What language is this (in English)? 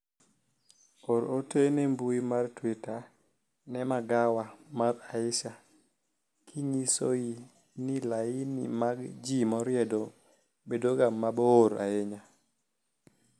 Luo (Kenya and Tanzania)